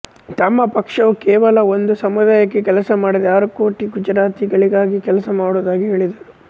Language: Kannada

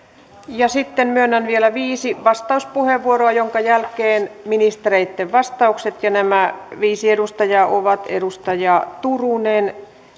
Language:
Finnish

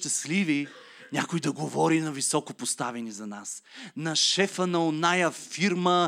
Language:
Bulgarian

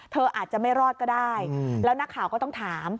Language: Thai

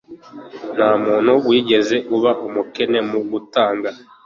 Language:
Kinyarwanda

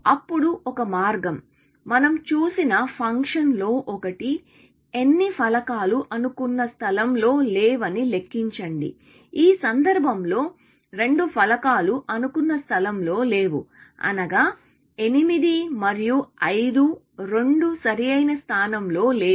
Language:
Telugu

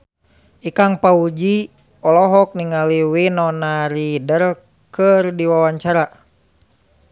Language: Sundanese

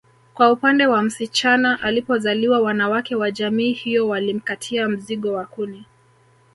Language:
Swahili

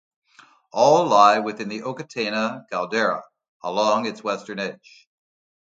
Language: English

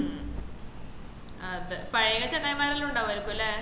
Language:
Malayalam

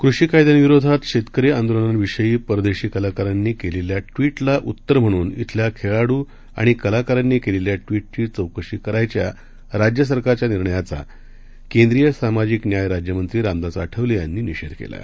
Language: Marathi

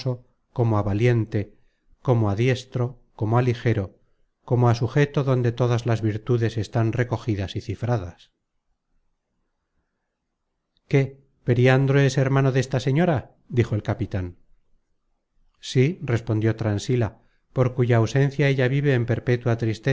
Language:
Spanish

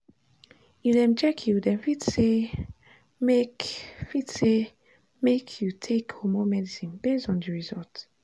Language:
Nigerian Pidgin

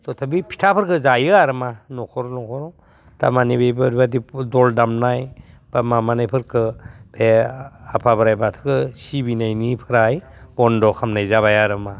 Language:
Bodo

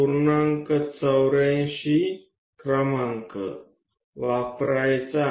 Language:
Gujarati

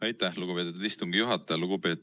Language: Estonian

